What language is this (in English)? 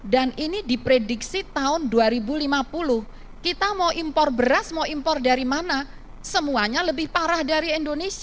Indonesian